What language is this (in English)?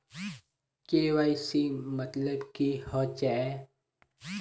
Magahi